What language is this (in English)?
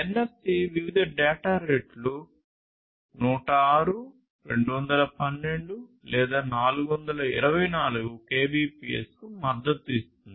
Telugu